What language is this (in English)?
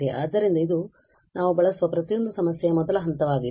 Kannada